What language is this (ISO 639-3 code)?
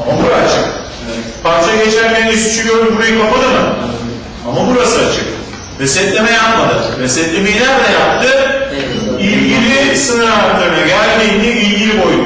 tur